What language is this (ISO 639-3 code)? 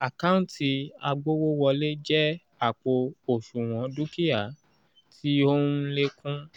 yor